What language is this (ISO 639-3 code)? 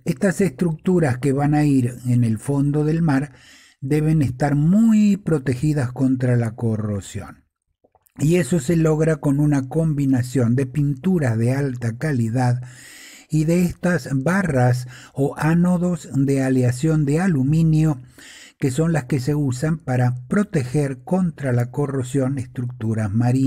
spa